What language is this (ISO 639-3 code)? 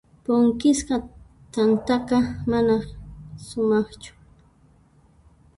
qxp